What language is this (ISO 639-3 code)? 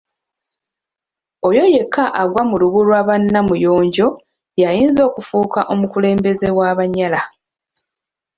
lug